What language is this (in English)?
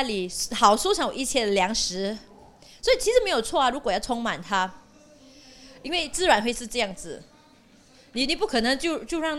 Chinese